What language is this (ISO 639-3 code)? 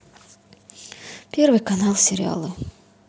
rus